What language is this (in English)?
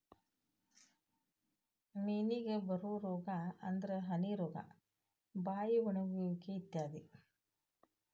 Kannada